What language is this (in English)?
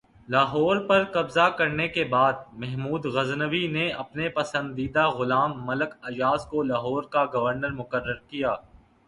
Urdu